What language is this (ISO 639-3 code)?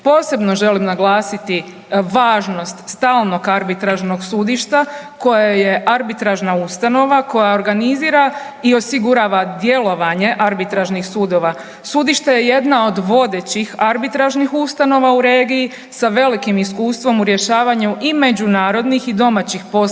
hrv